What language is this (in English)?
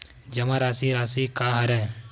Chhattisgarhi